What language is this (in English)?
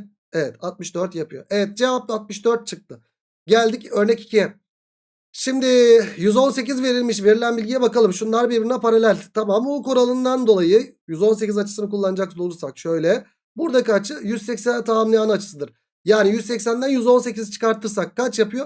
Turkish